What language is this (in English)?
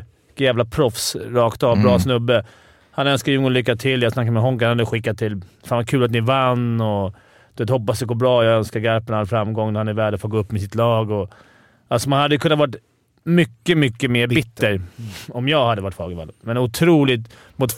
Swedish